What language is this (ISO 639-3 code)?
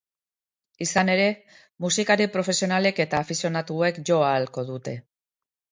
eus